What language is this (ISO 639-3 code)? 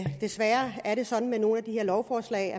dan